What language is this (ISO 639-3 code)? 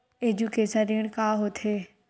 hne